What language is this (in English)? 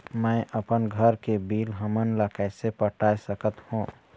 Chhattisgarhi